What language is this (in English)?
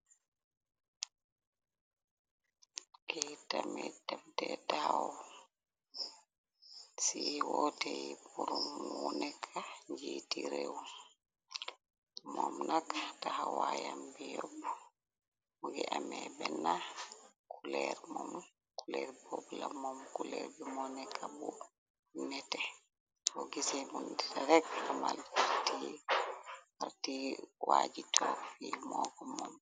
Wolof